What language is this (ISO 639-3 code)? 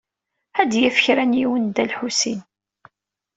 kab